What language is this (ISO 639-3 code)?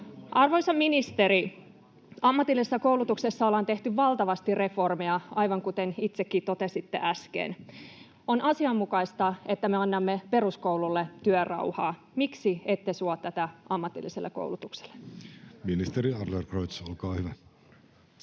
fin